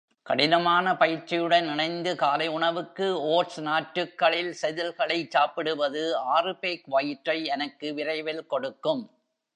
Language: Tamil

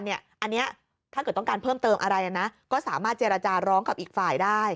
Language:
Thai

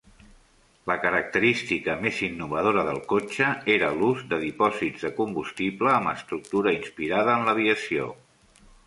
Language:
Catalan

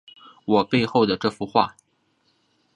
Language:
Chinese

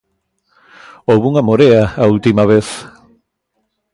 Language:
Galician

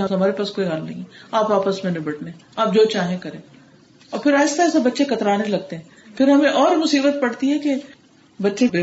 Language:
Urdu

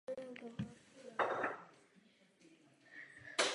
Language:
Czech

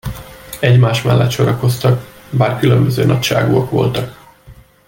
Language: Hungarian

